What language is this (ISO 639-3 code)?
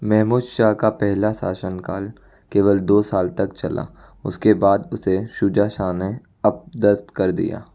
hin